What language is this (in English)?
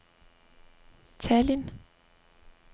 Danish